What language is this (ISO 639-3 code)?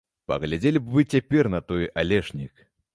bel